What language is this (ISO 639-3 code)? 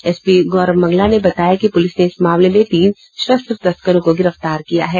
hin